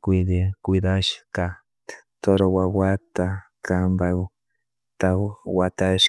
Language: Chimborazo Highland Quichua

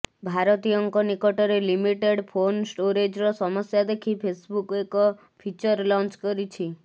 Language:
Odia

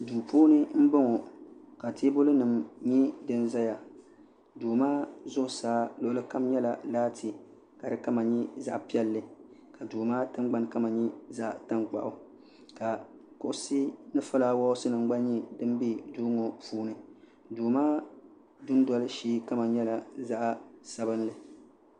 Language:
Dagbani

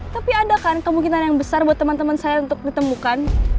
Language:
Indonesian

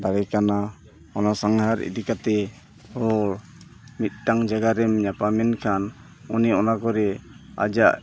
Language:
Santali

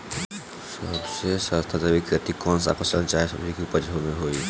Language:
Bhojpuri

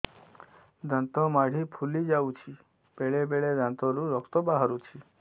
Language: Odia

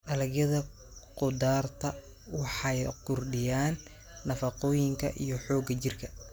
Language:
Somali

